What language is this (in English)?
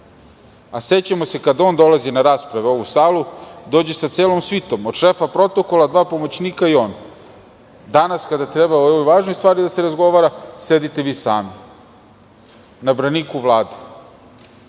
Serbian